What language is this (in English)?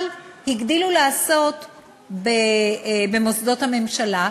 Hebrew